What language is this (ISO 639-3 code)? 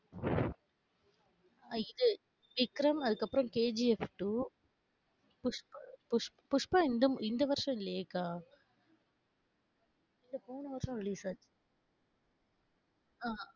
tam